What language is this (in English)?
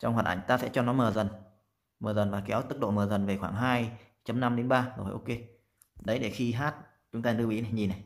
Vietnamese